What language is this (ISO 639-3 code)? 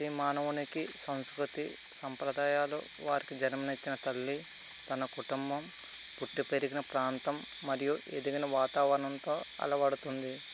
tel